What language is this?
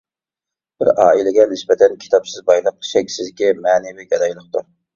Uyghur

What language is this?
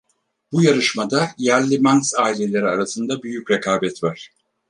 Turkish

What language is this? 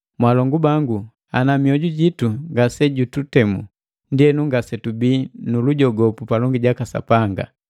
Matengo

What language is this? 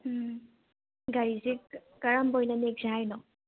Manipuri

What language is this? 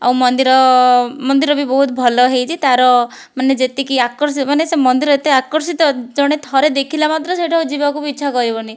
Odia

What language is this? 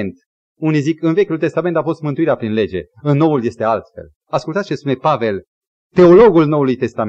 Romanian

